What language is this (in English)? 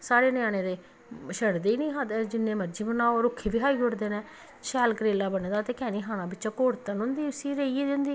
Dogri